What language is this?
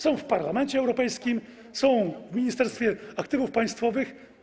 Polish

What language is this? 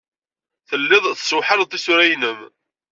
Kabyle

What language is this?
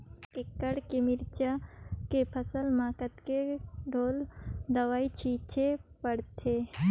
Chhattisgarhi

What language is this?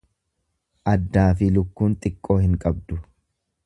Oromo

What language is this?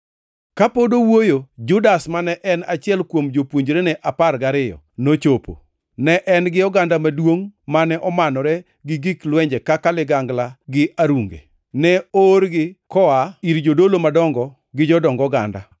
Luo (Kenya and Tanzania)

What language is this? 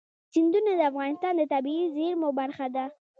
Pashto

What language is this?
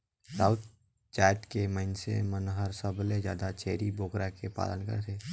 Chhattisgarhi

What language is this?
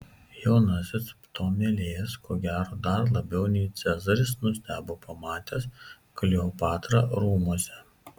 Lithuanian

